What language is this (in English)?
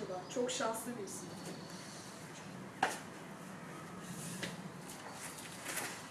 Turkish